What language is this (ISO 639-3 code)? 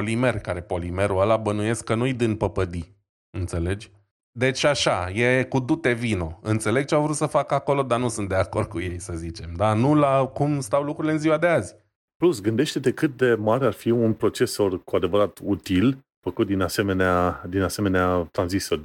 ron